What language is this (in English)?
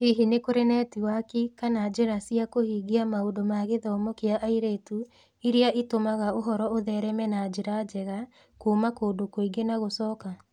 Kikuyu